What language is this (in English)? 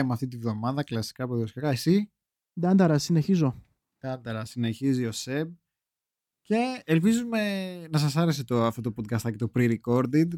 Greek